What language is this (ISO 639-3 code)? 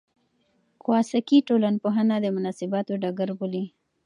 pus